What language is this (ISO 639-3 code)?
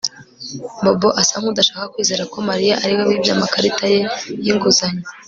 kin